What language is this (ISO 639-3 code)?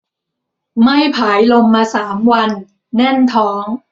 tha